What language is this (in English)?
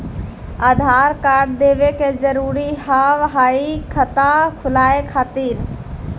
Maithili